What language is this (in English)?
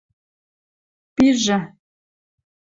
Western Mari